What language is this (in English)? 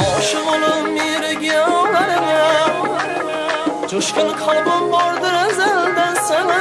Uzbek